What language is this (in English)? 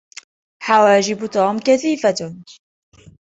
Arabic